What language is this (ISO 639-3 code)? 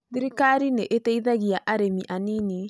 kik